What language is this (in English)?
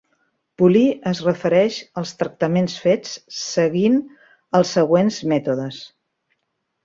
Catalan